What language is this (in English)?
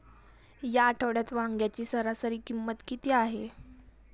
Marathi